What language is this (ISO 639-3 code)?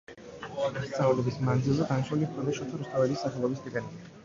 kat